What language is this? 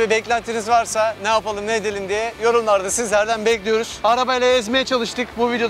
Turkish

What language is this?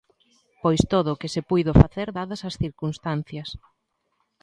Galician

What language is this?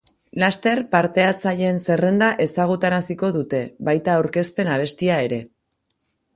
Basque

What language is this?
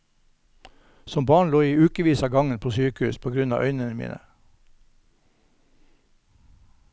Norwegian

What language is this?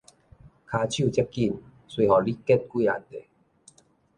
Min Nan Chinese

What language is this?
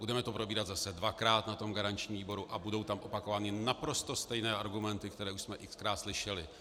Czech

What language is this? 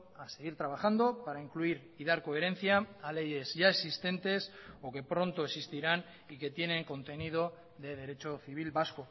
Spanish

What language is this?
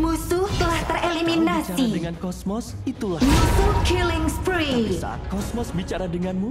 Indonesian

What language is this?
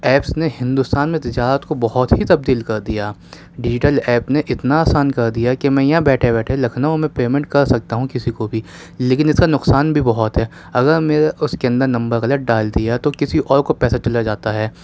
Urdu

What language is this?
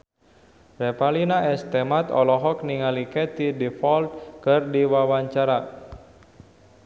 Sundanese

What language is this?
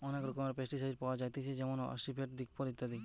Bangla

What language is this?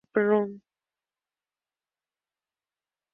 Spanish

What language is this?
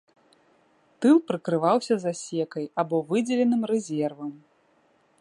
Belarusian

